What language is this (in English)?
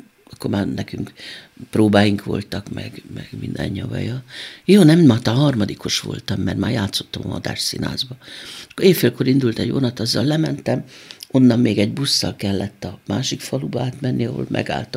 Hungarian